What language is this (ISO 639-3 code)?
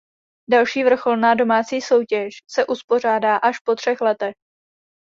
ces